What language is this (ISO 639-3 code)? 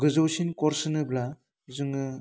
brx